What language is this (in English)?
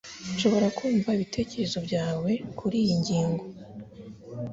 Kinyarwanda